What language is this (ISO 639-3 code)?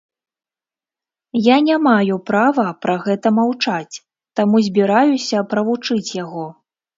bel